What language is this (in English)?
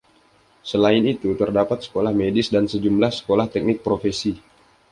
Indonesian